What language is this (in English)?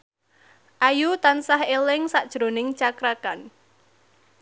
Javanese